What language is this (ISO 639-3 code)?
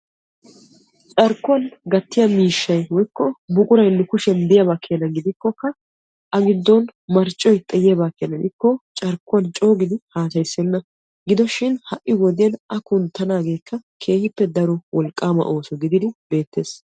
wal